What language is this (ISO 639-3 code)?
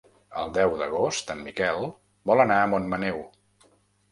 cat